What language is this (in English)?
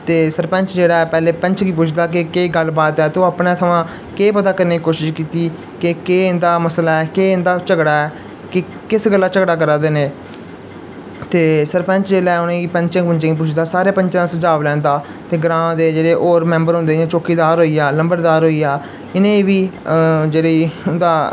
Dogri